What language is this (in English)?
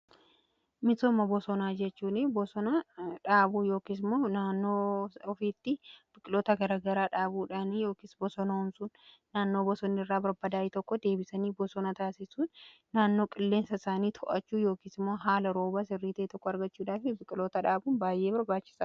Oromo